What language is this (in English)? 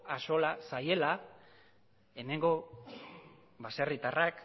Basque